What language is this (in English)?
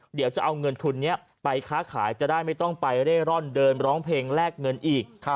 Thai